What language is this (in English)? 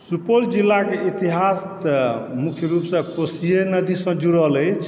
Maithili